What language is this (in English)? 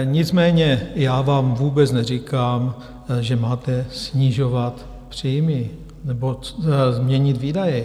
Czech